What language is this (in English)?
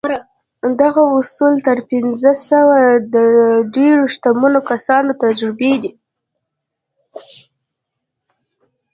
Pashto